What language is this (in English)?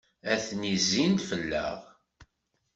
Kabyle